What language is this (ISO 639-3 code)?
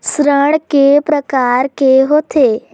hne